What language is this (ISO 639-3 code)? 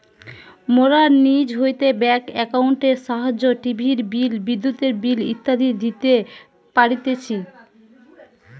ben